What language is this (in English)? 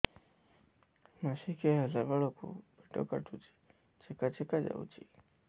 Odia